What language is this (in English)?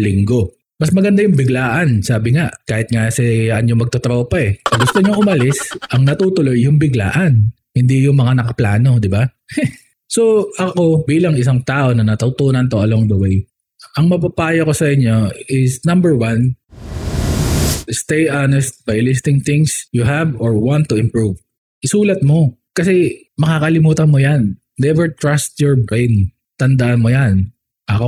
Filipino